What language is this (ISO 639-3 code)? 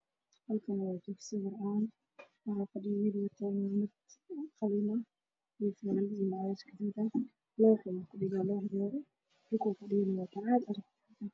som